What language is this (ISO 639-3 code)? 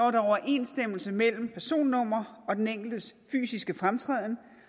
dan